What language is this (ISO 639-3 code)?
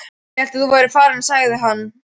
isl